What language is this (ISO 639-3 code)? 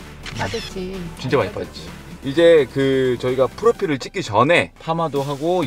kor